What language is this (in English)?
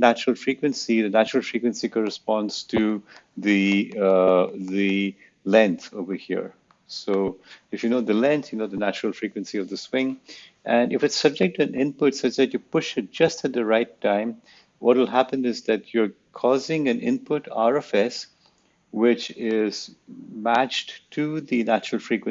English